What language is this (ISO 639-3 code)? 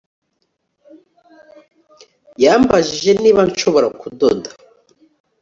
kin